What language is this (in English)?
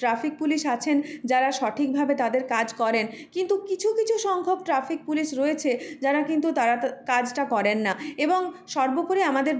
Bangla